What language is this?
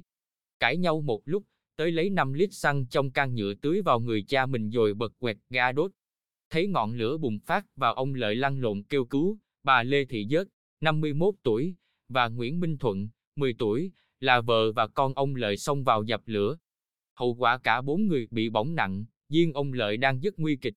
Vietnamese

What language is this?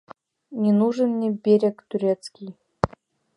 Mari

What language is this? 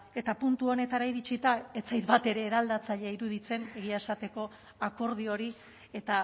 Basque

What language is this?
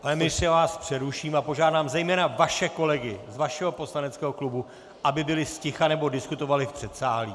Czech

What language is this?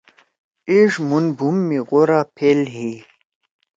Torwali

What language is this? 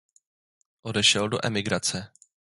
Czech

